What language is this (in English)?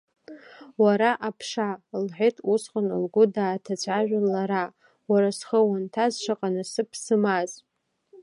Abkhazian